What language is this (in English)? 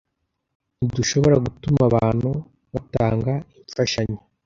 Kinyarwanda